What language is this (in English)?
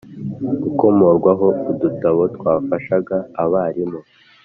Kinyarwanda